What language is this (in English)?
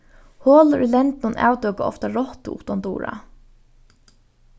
Faroese